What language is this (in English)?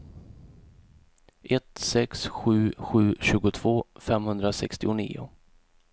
Swedish